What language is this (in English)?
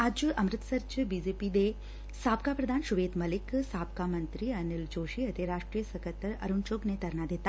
Punjabi